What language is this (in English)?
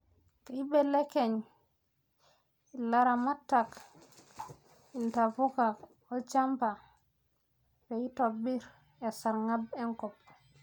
Masai